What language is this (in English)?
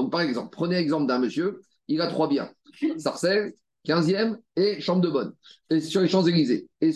French